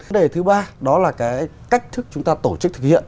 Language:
Vietnamese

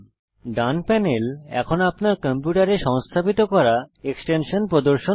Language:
Bangla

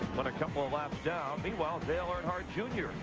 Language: English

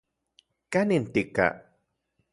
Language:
Central Puebla Nahuatl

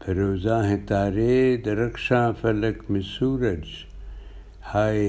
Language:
Urdu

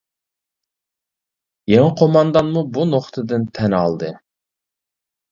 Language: Uyghur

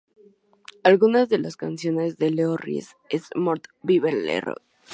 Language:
Spanish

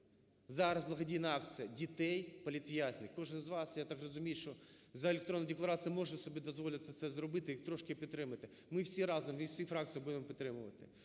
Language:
Ukrainian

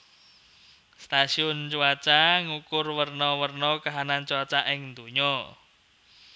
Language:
Javanese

